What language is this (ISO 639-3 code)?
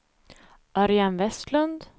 swe